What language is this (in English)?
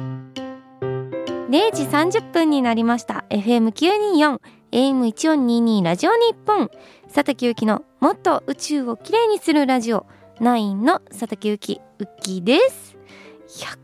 Japanese